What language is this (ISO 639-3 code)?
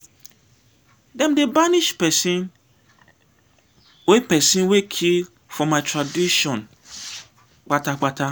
pcm